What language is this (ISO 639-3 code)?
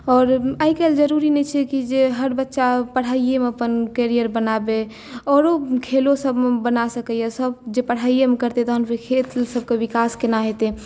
mai